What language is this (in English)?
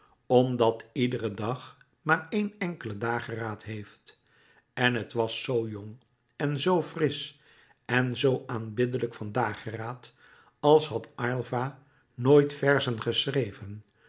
Dutch